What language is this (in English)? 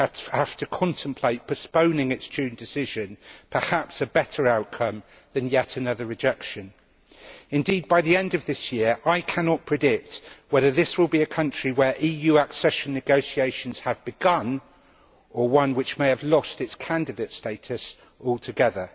English